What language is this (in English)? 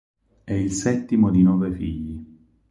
Italian